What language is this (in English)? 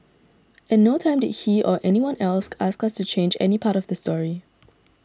English